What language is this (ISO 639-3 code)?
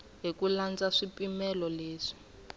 tso